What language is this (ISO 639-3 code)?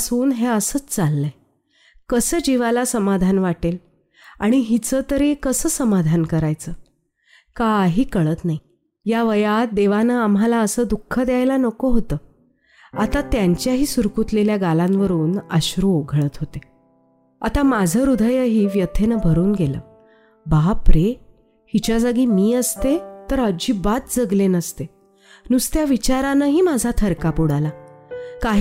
mar